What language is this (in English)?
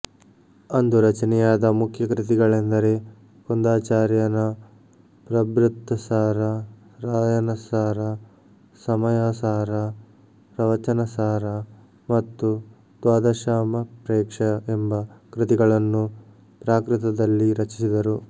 Kannada